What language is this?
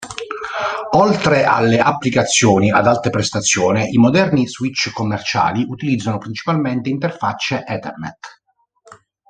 Italian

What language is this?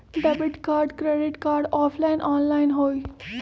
Magahi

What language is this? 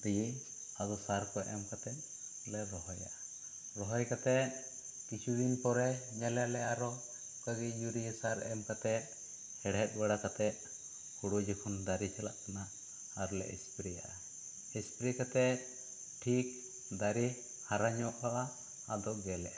Santali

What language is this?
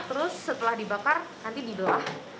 Indonesian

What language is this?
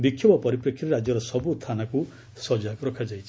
Odia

